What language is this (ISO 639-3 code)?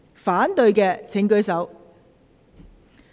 yue